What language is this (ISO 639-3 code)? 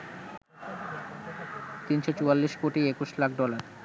ben